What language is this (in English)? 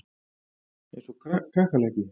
Icelandic